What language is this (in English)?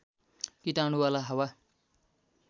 Nepali